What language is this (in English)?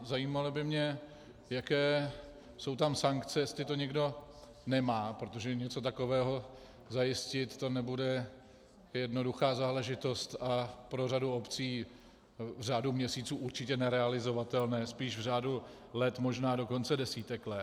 Czech